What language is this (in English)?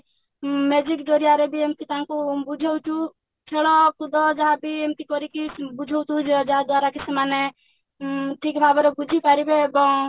Odia